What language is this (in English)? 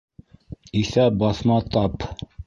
Bashkir